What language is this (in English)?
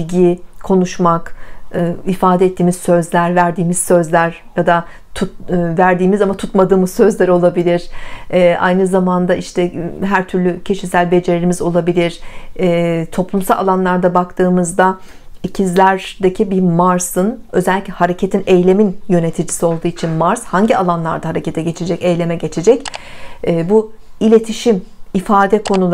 Turkish